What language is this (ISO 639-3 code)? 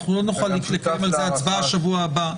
heb